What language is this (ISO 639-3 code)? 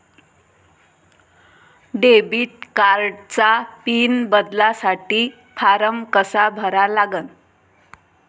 mar